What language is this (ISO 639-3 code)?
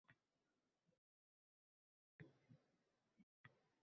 uzb